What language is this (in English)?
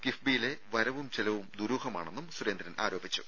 Malayalam